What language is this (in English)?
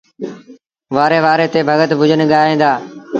Sindhi Bhil